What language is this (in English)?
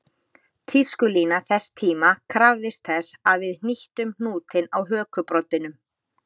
Icelandic